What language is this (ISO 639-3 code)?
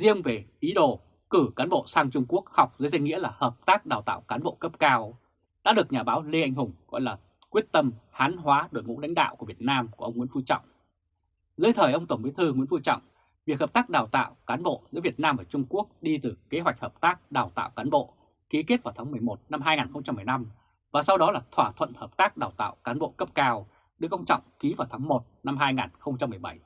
vie